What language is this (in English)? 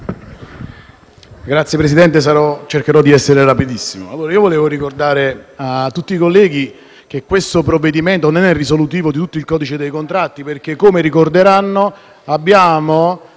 Italian